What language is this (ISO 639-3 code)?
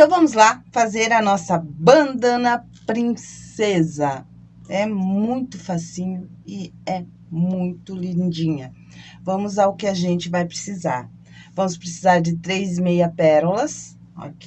por